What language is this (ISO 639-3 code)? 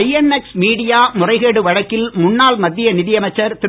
tam